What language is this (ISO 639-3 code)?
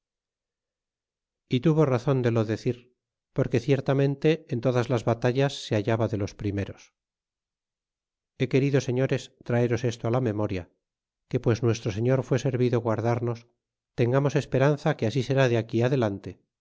spa